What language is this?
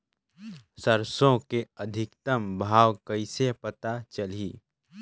Chhattisgarhi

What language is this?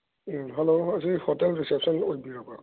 Manipuri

